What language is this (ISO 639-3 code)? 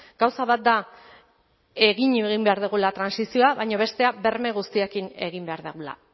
eus